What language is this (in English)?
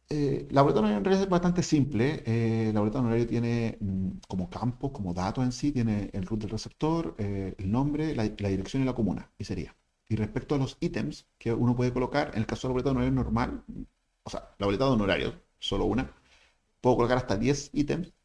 Spanish